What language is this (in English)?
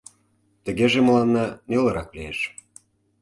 Mari